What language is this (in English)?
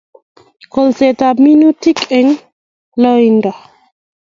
Kalenjin